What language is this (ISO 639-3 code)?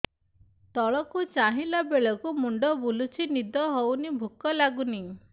ori